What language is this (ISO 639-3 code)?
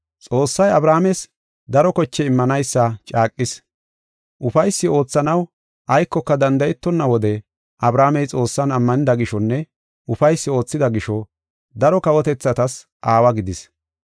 gof